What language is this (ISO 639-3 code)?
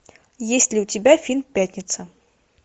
rus